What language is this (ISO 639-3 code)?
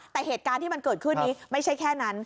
tha